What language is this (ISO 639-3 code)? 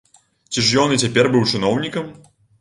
bel